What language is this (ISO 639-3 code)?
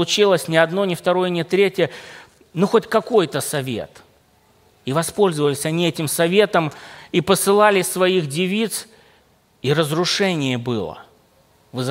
rus